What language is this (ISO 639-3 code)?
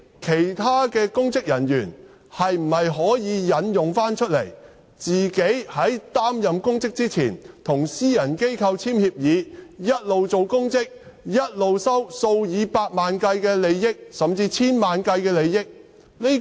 yue